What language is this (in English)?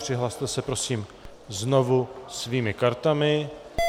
Czech